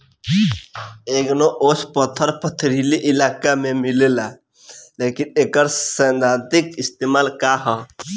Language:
Bhojpuri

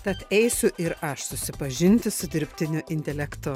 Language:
Lithuanian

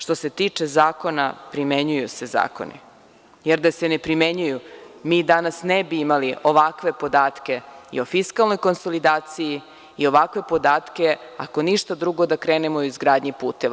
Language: Serbian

